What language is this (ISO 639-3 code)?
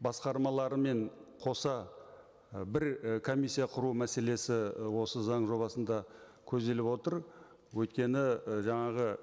kaz